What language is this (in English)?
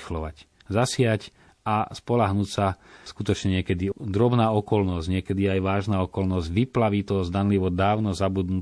Slovak